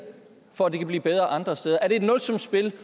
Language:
Danish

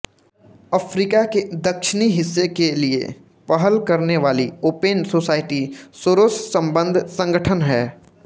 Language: Hindi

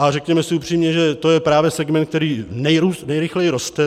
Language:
Czech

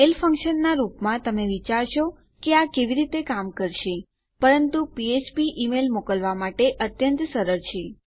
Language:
Gujarati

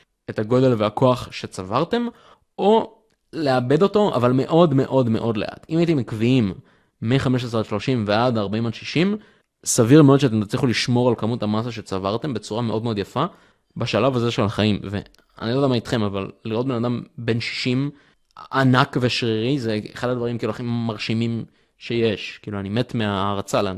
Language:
Hebrew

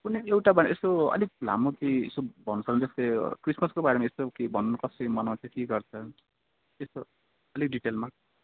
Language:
Nepali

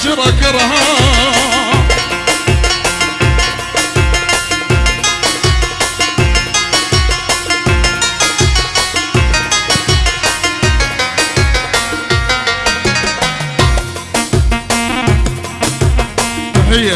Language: Arabic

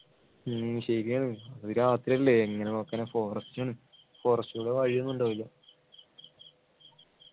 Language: Malayalam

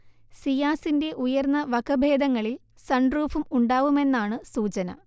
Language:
Malayalam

